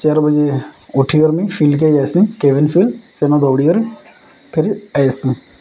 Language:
Odia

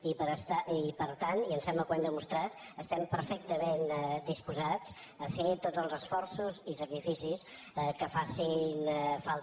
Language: Catalan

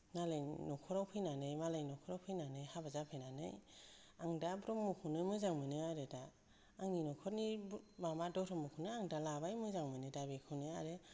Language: Bodo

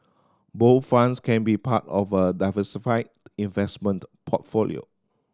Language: English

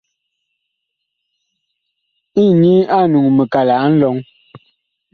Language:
Bakoko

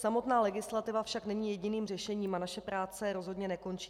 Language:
Czech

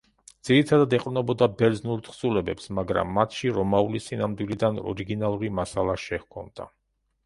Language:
Georgian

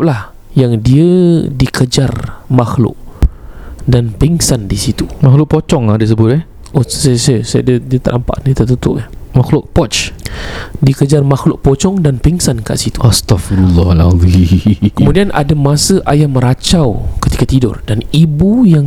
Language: Malay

